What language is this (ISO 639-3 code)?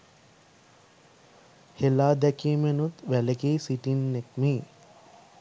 sin